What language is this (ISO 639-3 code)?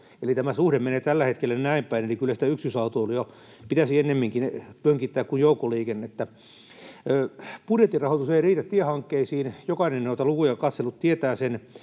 fin